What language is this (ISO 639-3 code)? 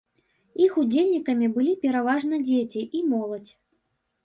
bel